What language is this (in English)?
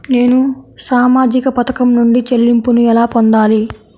Telugu